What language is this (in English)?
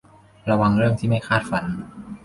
Thai